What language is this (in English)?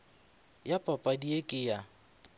Northern Sotho